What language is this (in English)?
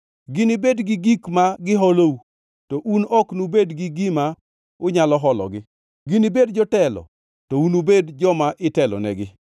Luo (Kenya and Tanzania)